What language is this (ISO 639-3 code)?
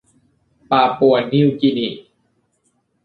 tha